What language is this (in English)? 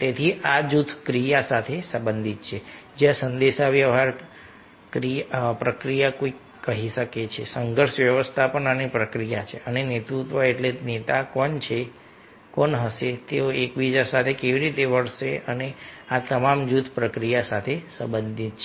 Gujarati